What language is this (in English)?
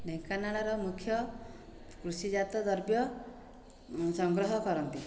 Odia